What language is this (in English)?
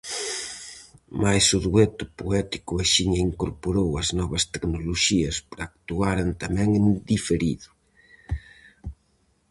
Galician